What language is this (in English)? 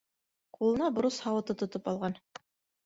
Bashkir